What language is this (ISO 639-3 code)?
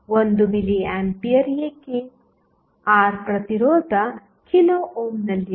kan